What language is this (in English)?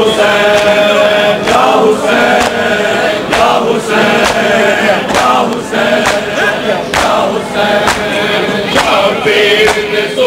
Arabic